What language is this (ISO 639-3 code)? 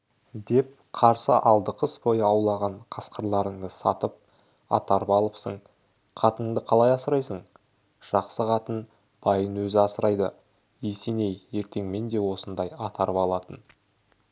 kaz